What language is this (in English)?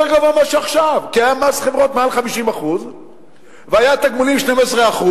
Hebrew